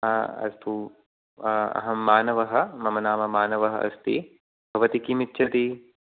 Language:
Sanskrit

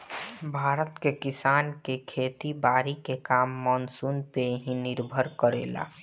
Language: Bhojpuri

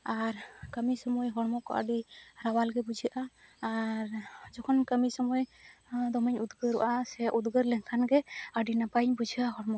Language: Santali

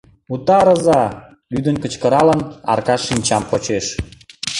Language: Mari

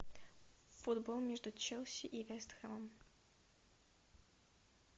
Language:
Russian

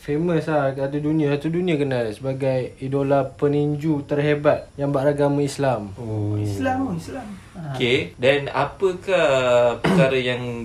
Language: Malay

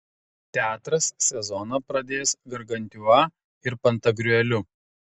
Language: Lithuanian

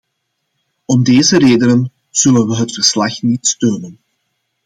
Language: Dutch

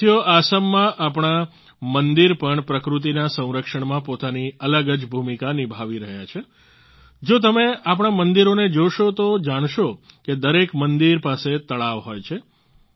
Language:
Gujarati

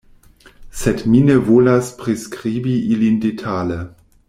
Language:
Esperanto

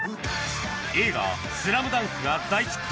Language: Japanese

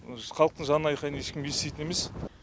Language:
Kazakh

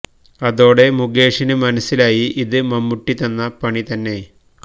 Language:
Malayalam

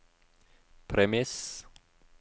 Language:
Norwegian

